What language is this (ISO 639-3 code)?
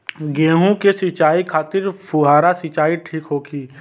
bho